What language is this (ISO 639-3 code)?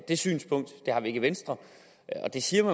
dan